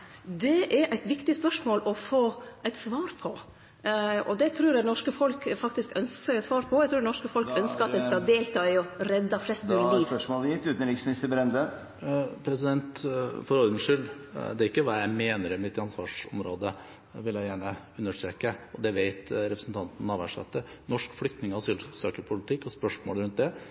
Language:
Norwegian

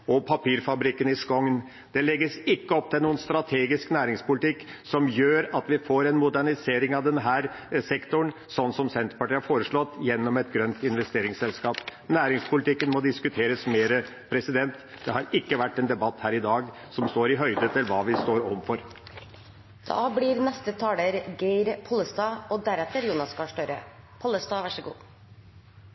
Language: Norwegian Bokmål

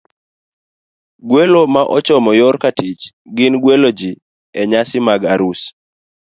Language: Luo (Kenya and Tanzania)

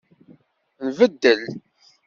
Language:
Kabyle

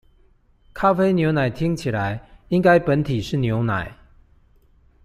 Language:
Chinese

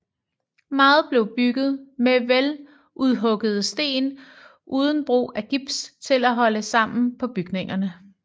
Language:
Danish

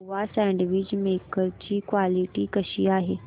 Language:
Marathi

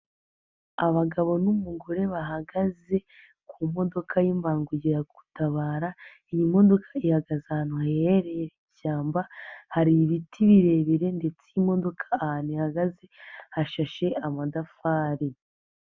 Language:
Kinyarwanda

